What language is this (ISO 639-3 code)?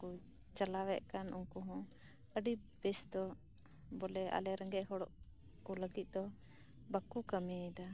sat